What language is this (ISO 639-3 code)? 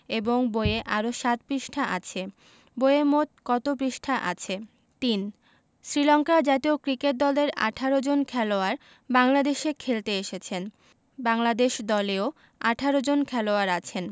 ben